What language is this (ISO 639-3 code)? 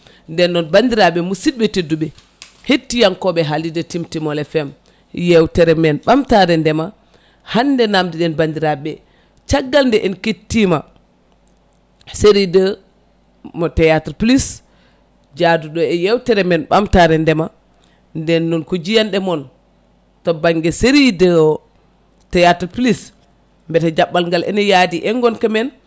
ful